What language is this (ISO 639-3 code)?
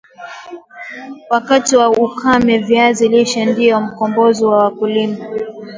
swa